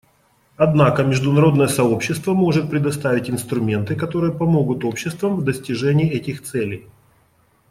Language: Russian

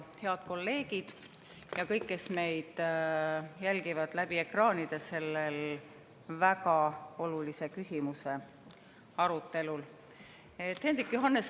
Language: Estonian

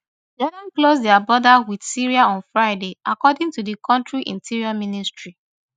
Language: Nigerian Pidgin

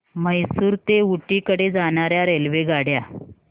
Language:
Marathi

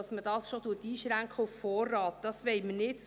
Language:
Swiss German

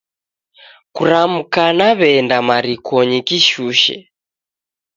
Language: Taita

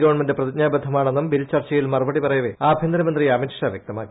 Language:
Malayalam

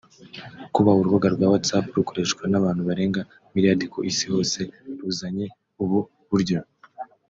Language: Kinyarwanda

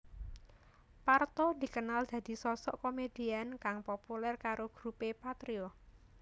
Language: Javanese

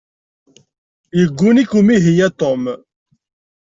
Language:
Kabyle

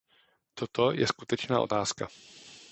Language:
Czech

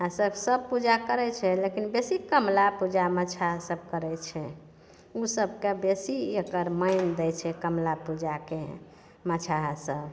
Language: Maithili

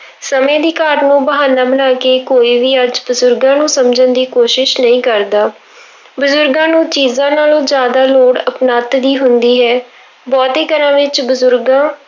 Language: Punjabi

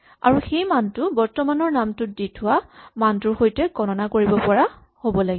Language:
Assamese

